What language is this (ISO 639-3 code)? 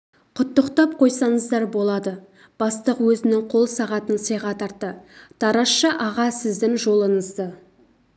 kaz